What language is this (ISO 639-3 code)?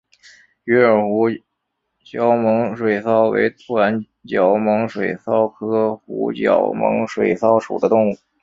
zho